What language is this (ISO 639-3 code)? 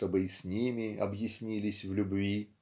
rus